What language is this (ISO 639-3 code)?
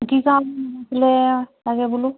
asm